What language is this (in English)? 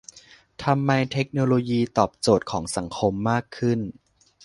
Thai